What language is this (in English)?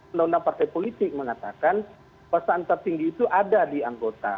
Indonesian